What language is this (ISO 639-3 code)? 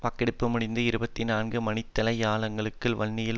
tam